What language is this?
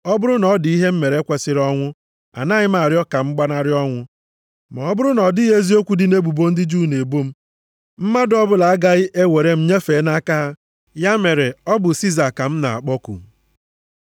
Igbo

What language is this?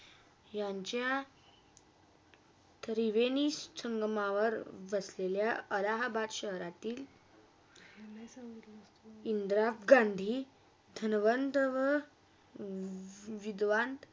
Marathi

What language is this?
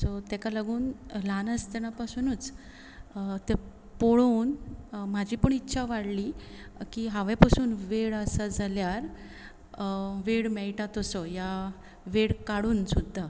Konkani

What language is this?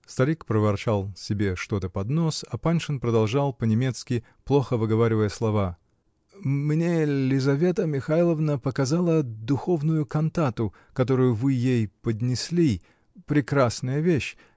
Russian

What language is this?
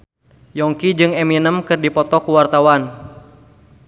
Sundanese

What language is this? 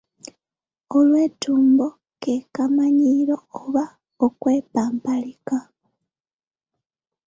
Ganda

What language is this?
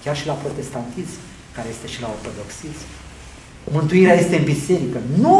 Romanian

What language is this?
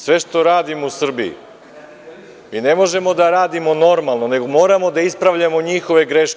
Serbian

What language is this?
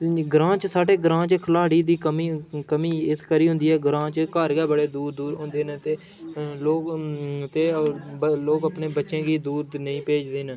Dogri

